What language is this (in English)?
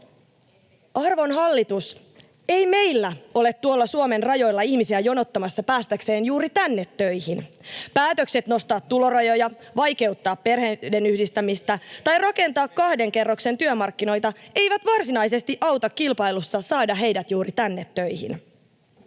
Finnish